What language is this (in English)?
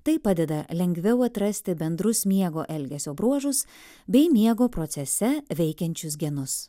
Lithuanian